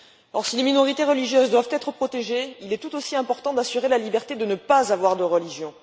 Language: French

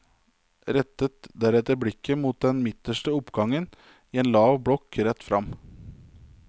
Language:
Norwegian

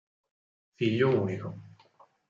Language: Italian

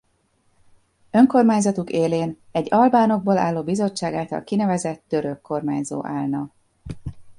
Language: Hungarian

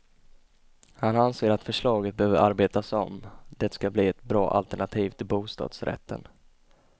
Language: Swedish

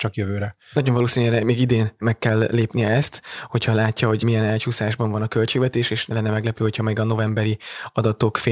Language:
Hungarian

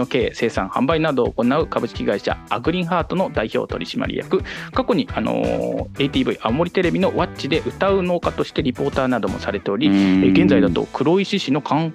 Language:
Japanese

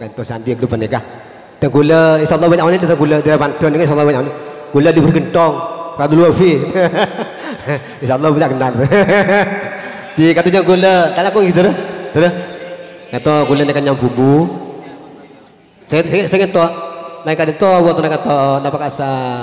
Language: Arabic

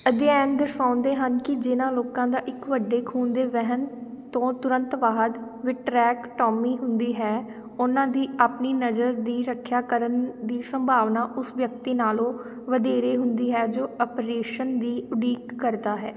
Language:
Punjabi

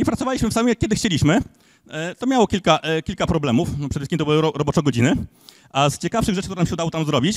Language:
Polish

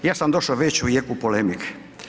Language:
Croatian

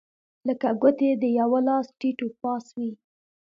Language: Pashto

